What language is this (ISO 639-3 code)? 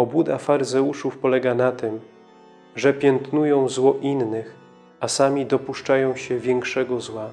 pol